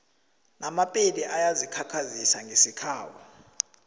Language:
South Ndebele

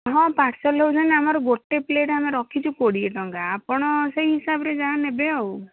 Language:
Odia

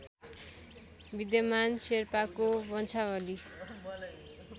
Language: Nepali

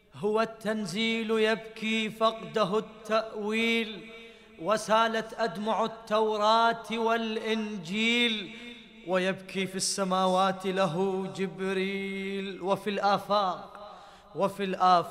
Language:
Arabic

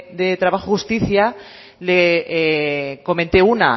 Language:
Spanish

